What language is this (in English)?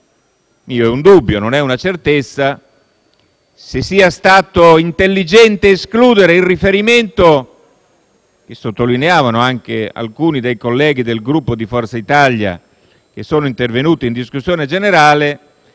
Italian